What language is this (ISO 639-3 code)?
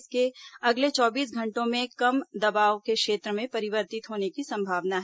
hin